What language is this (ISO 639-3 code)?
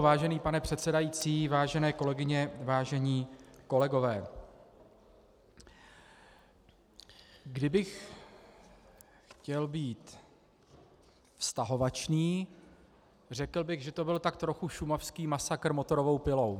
ces